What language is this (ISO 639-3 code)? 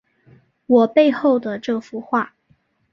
zho